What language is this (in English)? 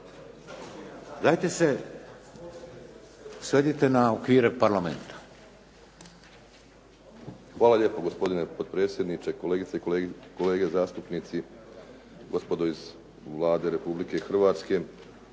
Croatian